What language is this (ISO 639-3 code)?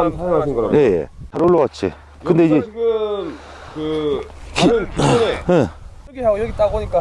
kor